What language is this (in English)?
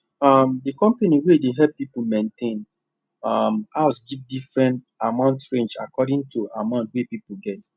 Nigerian Pidgin